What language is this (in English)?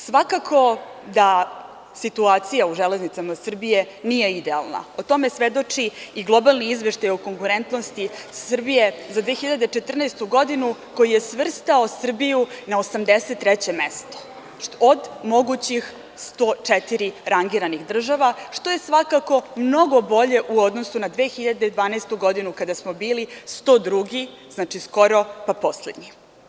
Serbian